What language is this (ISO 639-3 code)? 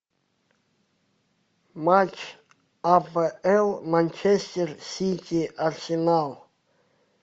rus